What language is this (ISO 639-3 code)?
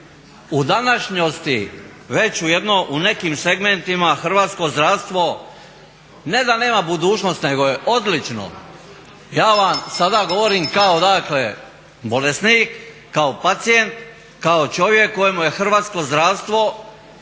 hrv